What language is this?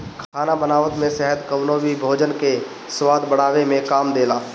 Bhojpuri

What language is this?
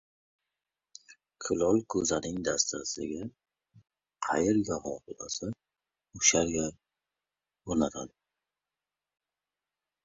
Uzbek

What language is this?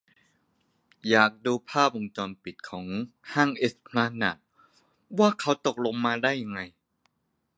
Thai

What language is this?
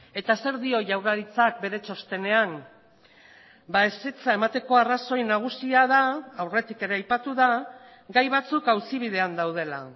Basque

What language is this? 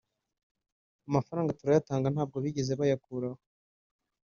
Kinyarwanda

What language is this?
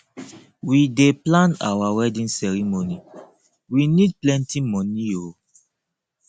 Nigerian Pidgin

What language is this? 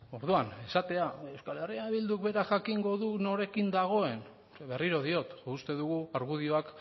Basque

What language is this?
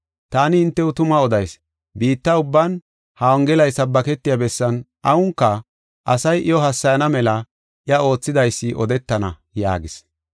Gofa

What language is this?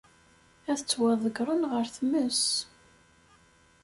Kabyle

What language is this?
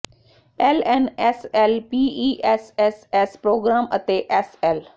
Punjabi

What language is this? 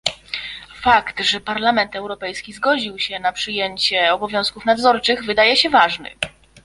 Polish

